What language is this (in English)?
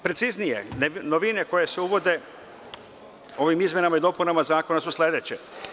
Serbian